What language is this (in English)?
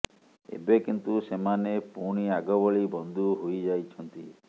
Odia